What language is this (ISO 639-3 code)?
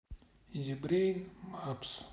rus